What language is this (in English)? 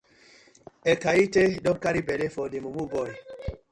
Nigerian Pidgin